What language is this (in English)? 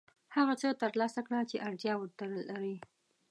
Pashto